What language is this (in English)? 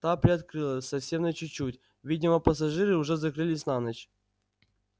Russian